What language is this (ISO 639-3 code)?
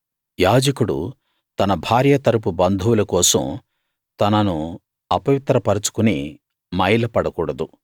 tel